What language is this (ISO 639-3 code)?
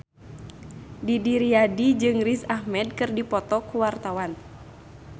sun